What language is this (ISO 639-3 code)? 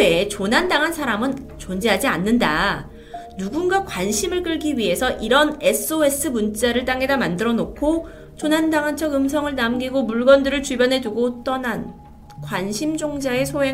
kor